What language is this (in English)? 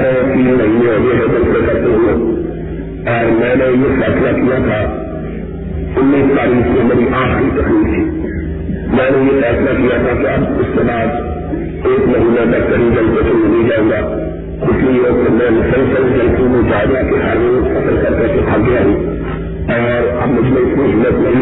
Urdu